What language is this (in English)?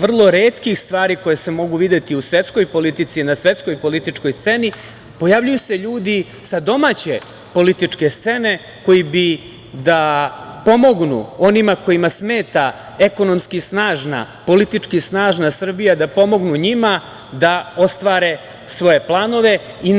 Serbian